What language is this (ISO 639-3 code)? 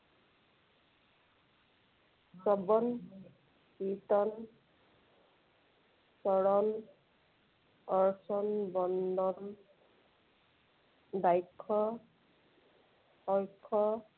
asm